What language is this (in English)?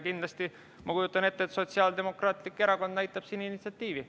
Estonian